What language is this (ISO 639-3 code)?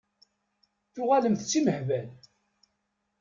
kab